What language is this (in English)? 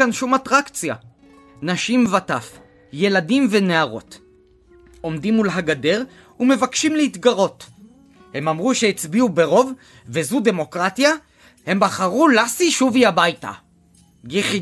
Hebrew